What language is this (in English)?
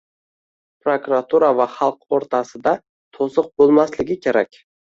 Uzbek